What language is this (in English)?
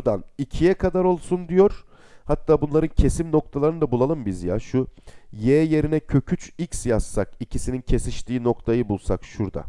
Turkish